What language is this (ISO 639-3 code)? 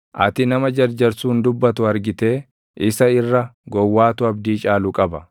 orm